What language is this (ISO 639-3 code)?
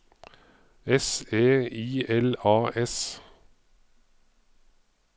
nor